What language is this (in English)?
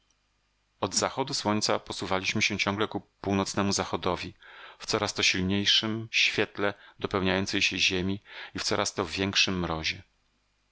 Polish